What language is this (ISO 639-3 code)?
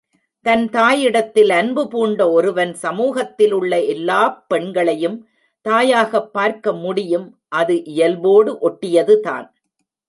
tam